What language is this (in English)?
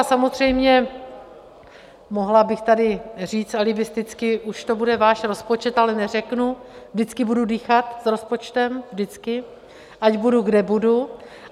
Czech